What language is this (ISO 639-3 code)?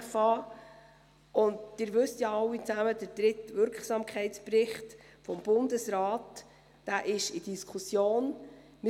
gsw